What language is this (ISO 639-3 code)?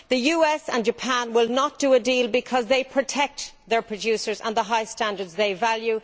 eng